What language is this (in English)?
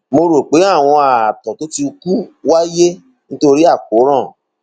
Yoruba